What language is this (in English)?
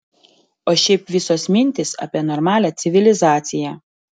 Lithuanian